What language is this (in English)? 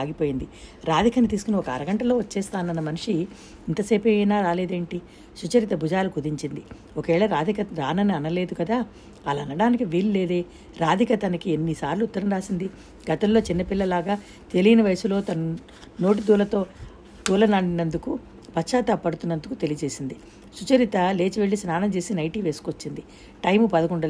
Telugu